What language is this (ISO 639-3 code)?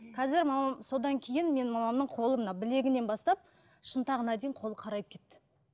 kaz